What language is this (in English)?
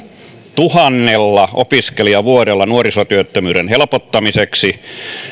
Finnish